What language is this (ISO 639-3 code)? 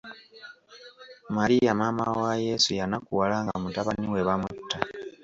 lug